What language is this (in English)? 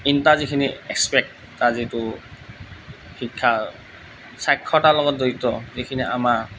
Assamese